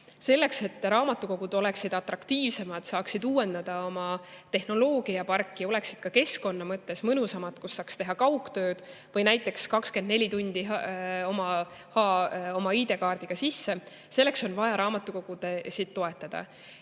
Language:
Estonian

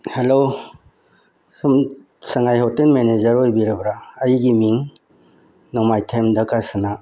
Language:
Manipuri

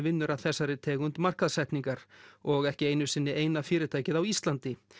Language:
Icelandic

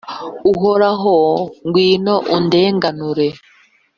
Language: Kinyarwanda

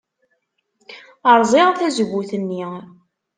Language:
Kabyle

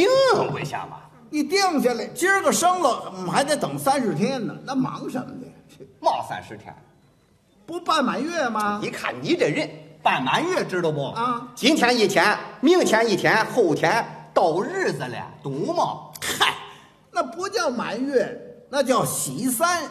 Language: Chinese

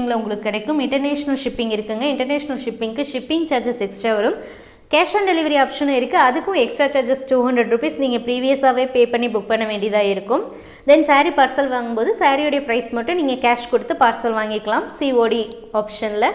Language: Tamil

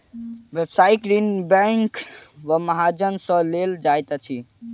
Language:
Maithili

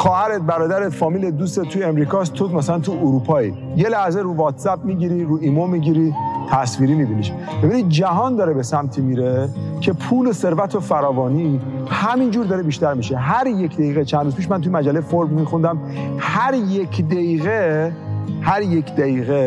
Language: Persian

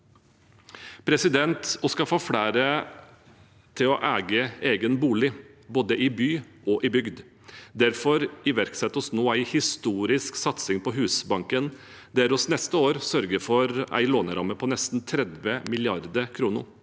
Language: Norwegian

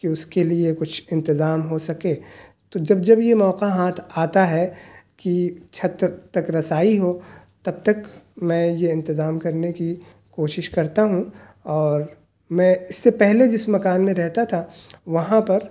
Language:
Urdu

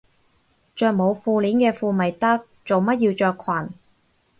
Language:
Cantonese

